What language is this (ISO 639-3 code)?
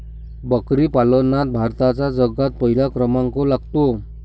mar